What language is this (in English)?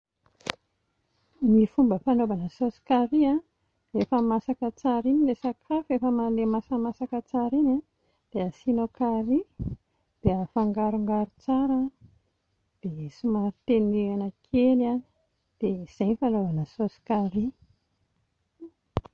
Malagasy